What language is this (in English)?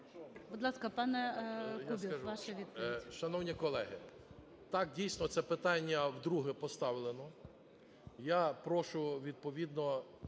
Ukrainian